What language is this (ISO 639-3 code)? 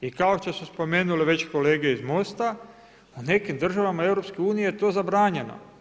hrv